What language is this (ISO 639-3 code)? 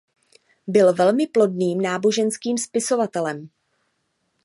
ces